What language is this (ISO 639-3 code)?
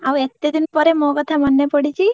ori